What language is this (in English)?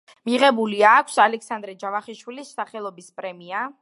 Georgian